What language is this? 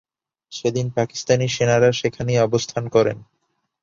Bangla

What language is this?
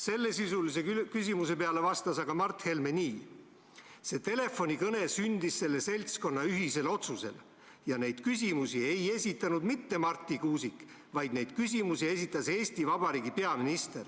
Estonian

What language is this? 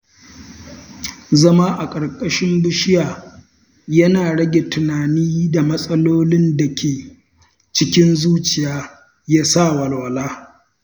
Hausa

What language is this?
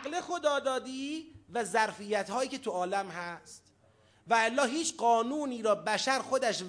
Persian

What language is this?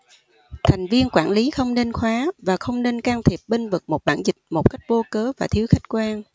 Vietnamese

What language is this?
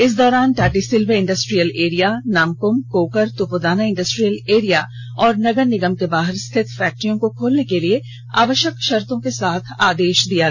Hindi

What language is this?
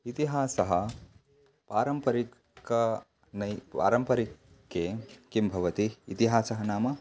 Sanskrit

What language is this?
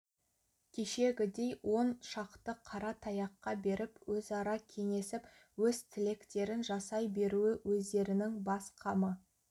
Kazakh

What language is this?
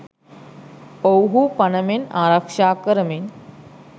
Sinhala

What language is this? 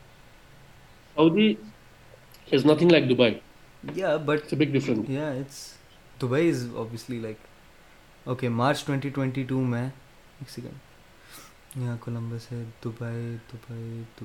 Urdu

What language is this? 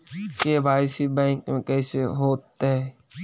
Magahi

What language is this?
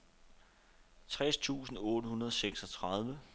Danish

